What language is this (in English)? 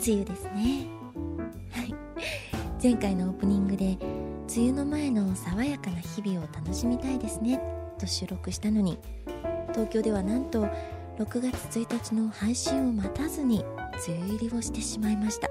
Japanese